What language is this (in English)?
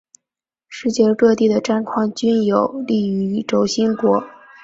Chinese